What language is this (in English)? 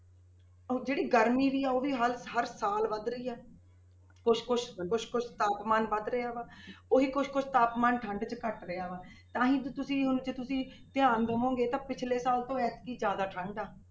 Punjabi